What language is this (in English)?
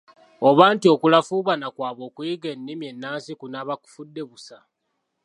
Ganda